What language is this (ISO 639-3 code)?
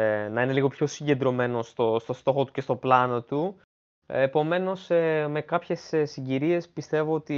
ell